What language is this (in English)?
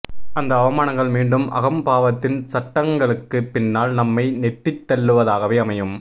Tamil